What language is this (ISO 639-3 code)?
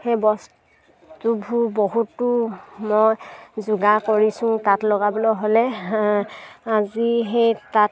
asm